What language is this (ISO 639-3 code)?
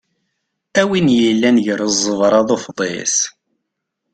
kab